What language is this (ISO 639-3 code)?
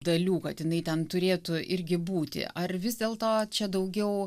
lit